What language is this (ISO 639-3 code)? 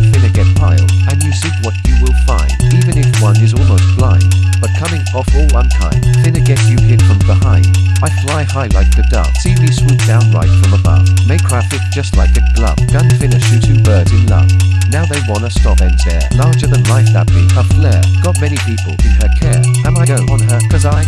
eng